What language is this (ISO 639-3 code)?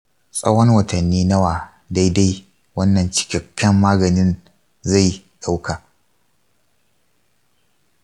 hau